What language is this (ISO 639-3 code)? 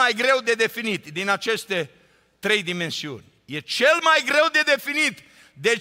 ron